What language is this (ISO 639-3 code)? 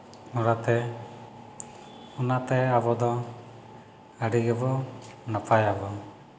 sat